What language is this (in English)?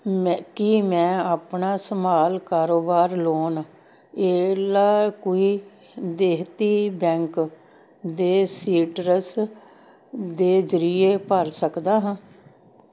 Punjabi